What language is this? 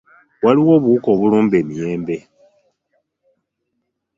Ganda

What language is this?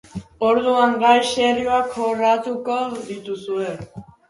Basque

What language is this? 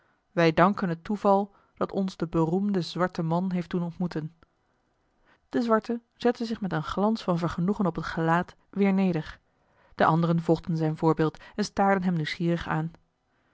Dutch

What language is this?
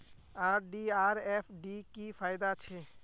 Magahi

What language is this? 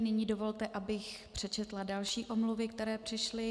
Czech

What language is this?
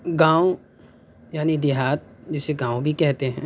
Urdu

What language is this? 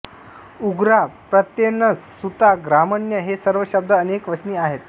Marathi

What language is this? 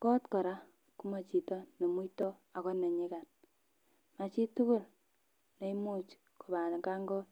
Kalenjin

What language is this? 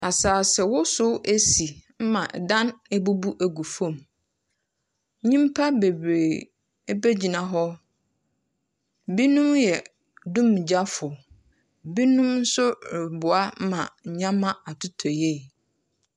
Akan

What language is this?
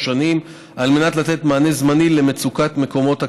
Hebrew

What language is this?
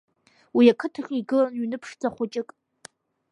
Abkhazian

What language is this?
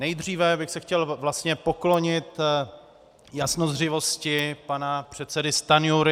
Czech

